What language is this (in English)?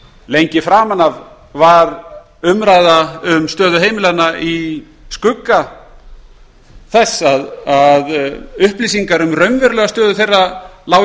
Icelandic